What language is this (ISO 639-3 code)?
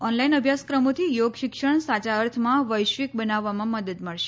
guj